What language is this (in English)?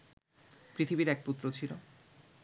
Bangla